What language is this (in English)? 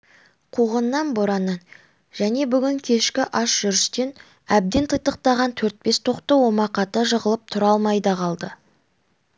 Kazakh